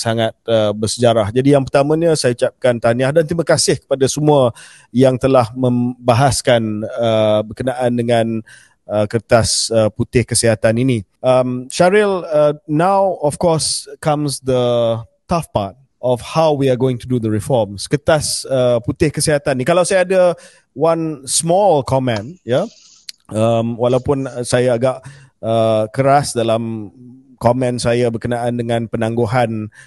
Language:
Malay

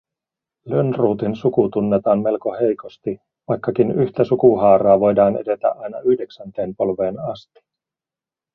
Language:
Finnish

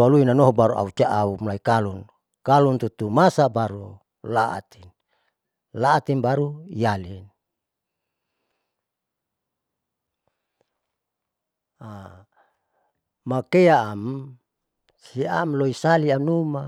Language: Saleman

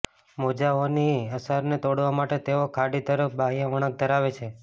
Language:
Gujarati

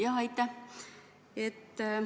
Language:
Estonian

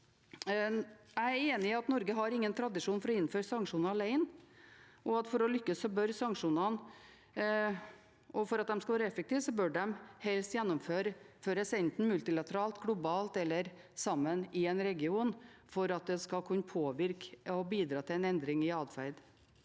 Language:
Norwegian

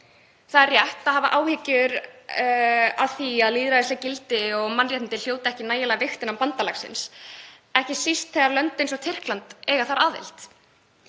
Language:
Icelandic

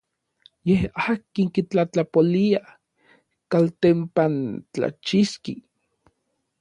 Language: Orizaba Nahuatl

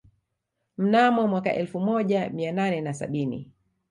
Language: Swahili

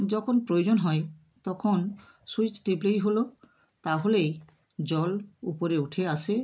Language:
Bangla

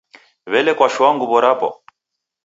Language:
Taita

